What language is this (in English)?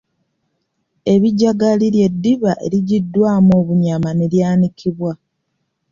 Ganda